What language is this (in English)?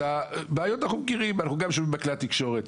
Hebrew